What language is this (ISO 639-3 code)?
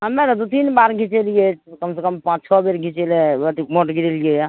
mai